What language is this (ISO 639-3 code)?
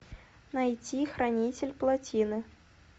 rus